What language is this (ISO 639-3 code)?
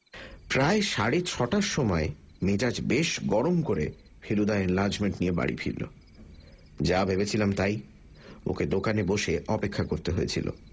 ben